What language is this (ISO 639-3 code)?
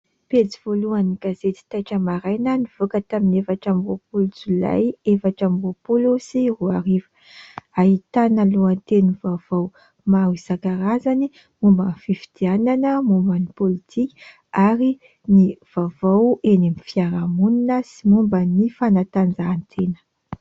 mlg